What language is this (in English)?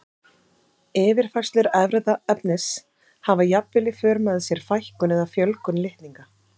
Icelandic